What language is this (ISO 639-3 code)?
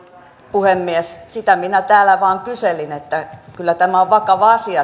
fin